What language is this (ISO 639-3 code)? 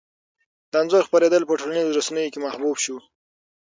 pus